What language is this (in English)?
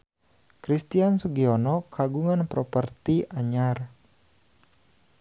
Sundanese